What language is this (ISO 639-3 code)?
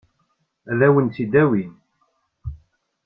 kab